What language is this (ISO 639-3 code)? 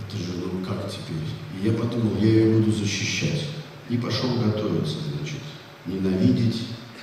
rus